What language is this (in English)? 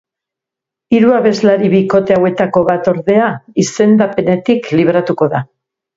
Basque